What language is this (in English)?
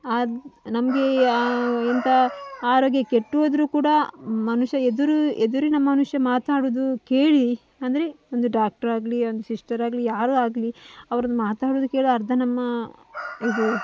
Kannada